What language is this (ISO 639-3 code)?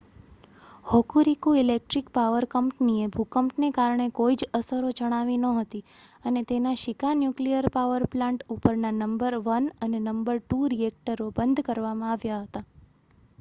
guj